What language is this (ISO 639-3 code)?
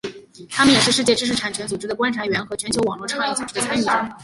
zho